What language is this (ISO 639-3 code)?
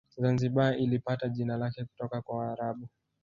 swa